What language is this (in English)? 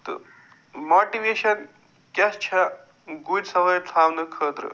Kashmiri